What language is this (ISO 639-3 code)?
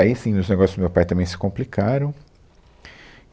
por